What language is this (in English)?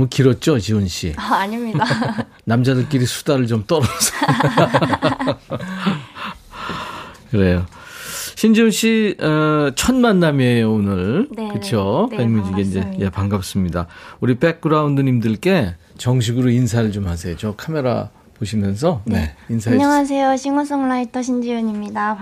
Korean